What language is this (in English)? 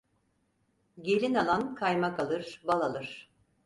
Turkish